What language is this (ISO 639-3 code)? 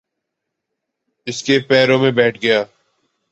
urd